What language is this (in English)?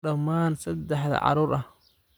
Somali